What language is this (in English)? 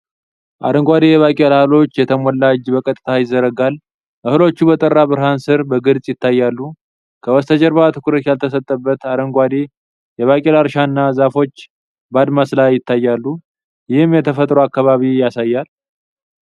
Amharic